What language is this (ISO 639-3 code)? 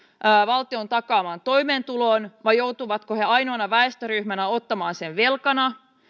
fin